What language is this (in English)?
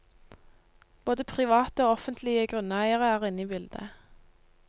Norwegian